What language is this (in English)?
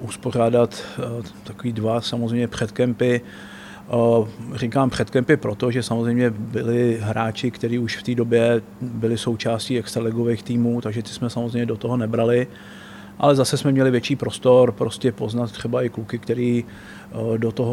Czech